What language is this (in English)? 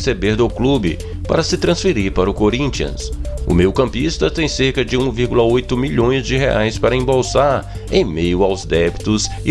Portuguese